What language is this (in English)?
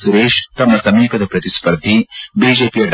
Kannada